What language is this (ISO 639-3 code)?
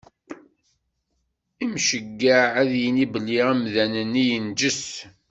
kab